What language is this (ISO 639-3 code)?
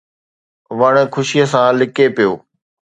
snd